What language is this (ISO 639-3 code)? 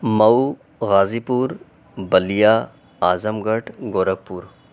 urd